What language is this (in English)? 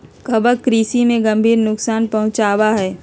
Magahi